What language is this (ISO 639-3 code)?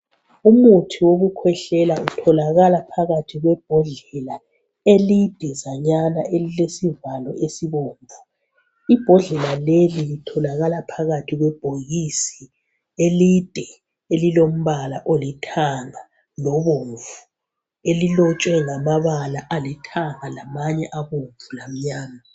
nde